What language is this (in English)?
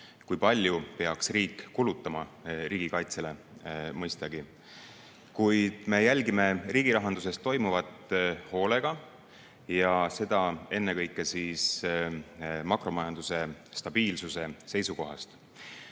Estonian